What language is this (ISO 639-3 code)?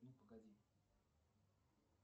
rus